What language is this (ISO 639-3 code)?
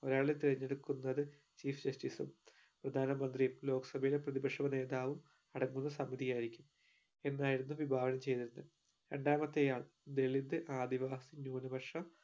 mal